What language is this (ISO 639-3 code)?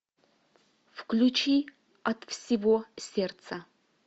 rus